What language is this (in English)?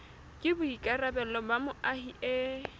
Southern Sotho